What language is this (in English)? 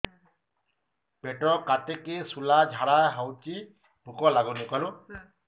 Odia